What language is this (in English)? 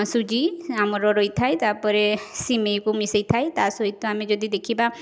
Odia